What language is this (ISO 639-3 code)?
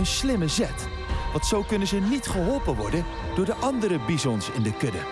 nld